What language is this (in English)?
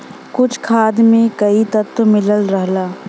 Bhojpuri